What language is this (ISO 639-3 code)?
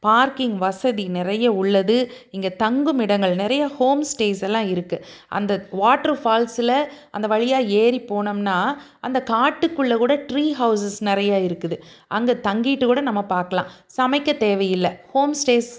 tam